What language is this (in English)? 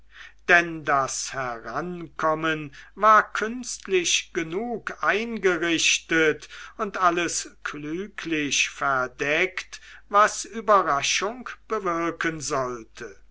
German